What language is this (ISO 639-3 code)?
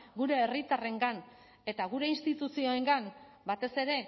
eus